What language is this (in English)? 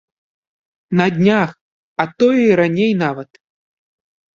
Belarusian